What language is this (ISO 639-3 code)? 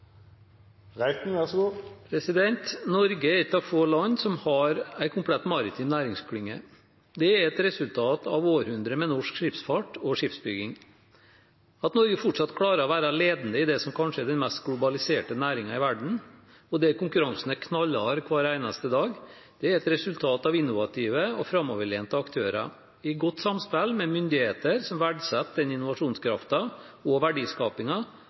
nor